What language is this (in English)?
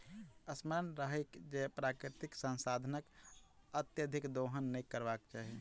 Maithili